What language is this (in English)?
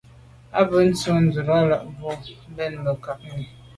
Medumba